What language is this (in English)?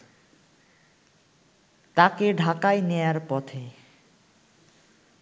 Bangla